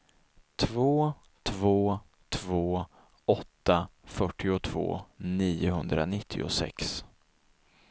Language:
Swedish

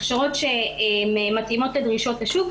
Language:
Hebrew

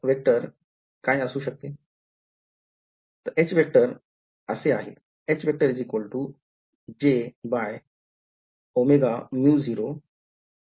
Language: Marathi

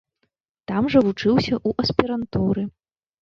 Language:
Belarusian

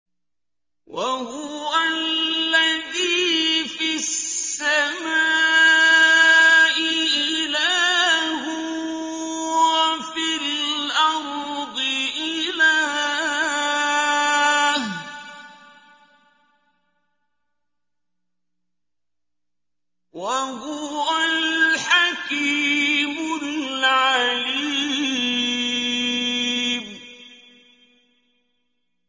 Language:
Arabic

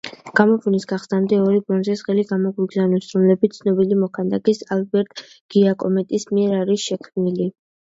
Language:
Georgian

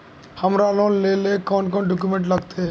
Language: Magahi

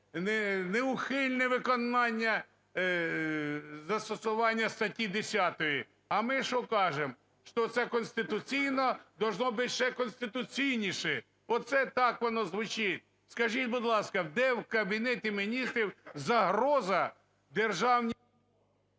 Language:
Ukrainian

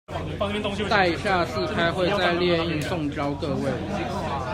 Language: Chinese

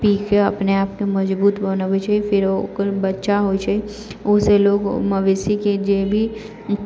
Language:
Maithili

